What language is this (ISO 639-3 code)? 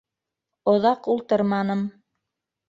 bak